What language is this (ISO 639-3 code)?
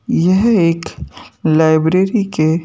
hin